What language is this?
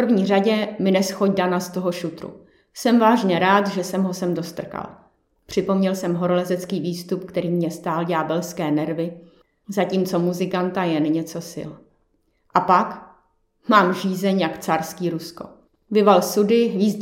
Czech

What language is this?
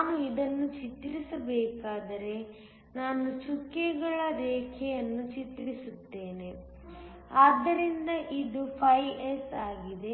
Kannada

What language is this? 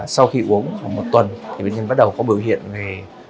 Vietnamese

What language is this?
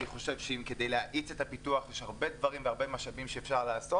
Hebrew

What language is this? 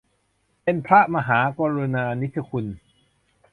Thai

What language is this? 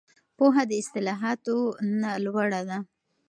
Pashto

